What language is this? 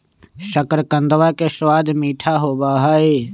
Magahi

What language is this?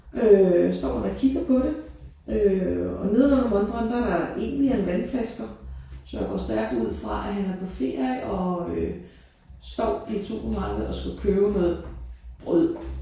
Danish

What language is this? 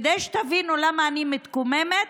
Hebrew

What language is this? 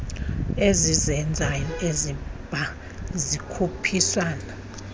Xhosa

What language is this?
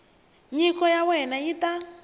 Tsonga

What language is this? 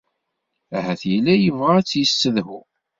Kabyle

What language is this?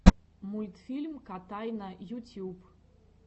Russian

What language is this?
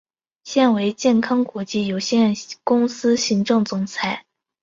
Chinese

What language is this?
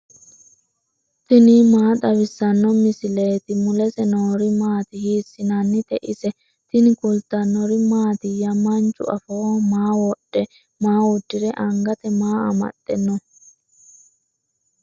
Sidamo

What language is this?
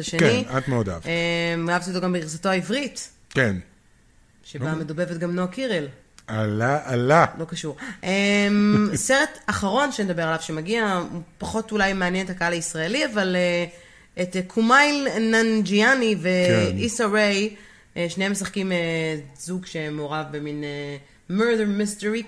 Hebrew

